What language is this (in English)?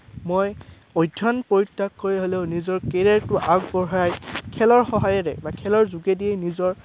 Assamese